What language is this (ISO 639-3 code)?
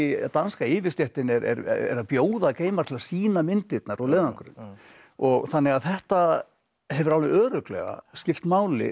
isl